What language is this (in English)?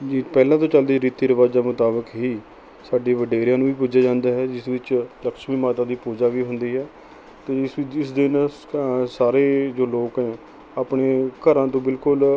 Punjabi